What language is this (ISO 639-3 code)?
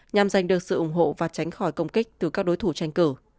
vie